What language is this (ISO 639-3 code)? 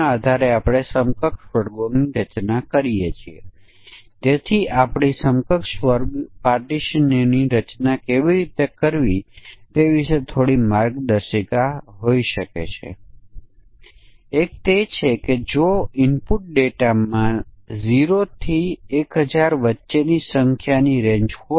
guj